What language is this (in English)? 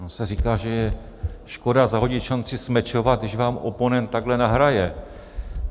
Czech